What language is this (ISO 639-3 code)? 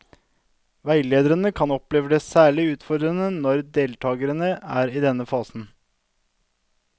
nor